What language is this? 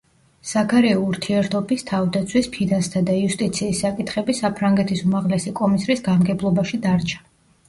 Georgian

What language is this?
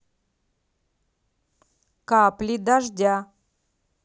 Russian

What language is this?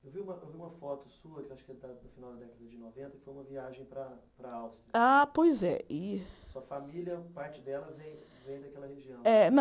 Portuguese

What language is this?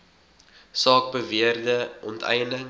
Afrikaans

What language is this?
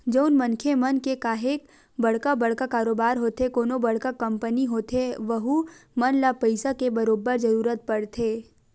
Chhattisgarhi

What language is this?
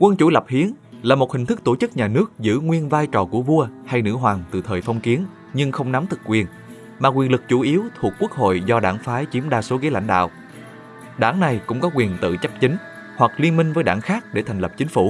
Vietnamese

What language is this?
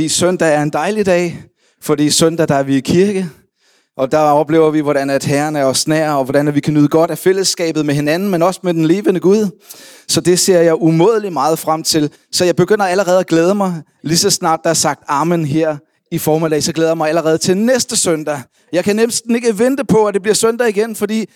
Danish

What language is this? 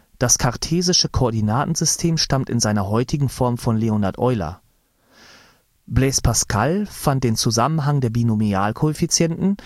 German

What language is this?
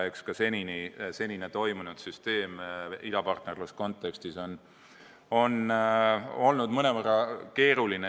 Estonian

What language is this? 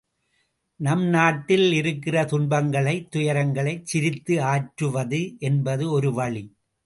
Tamil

